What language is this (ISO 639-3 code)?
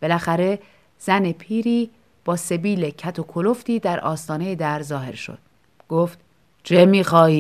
fas